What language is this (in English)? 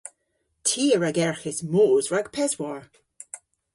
Cornish